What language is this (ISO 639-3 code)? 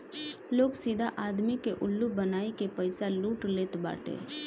bho